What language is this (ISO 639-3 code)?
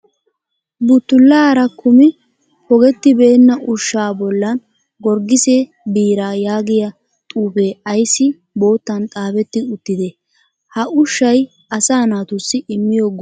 wal